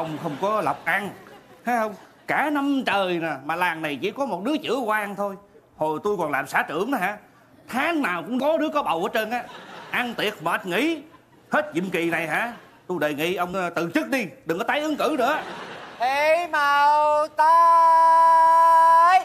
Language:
Vietnamese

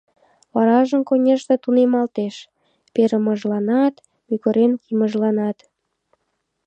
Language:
Mari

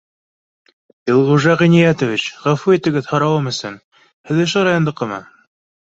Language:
Bashkir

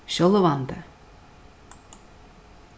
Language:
Faroese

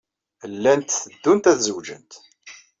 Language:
Kabyle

